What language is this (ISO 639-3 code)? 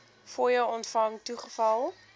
afr